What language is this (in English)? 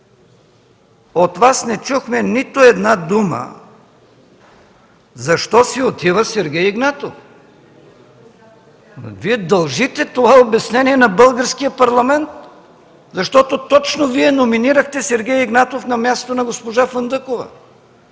Bulgarian